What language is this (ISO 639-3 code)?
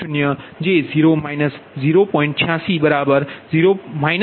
guj